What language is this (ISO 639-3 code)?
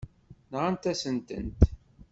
kab